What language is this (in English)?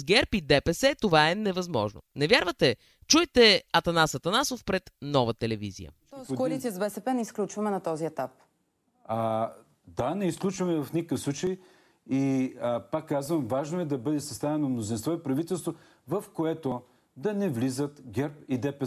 Bulgarian